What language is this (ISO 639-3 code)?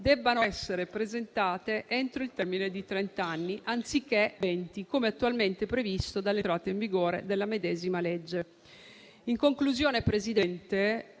ita